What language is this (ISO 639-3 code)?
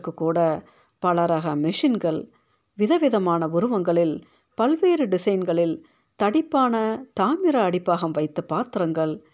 tam